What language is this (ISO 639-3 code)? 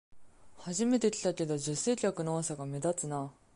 jpn